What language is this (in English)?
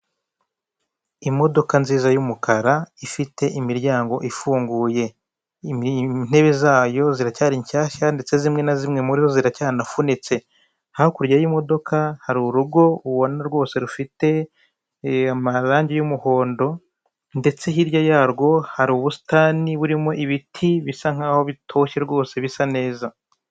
Kinyarwanda